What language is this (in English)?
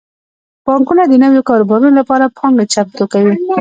Pashto